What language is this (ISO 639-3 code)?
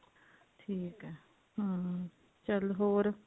pan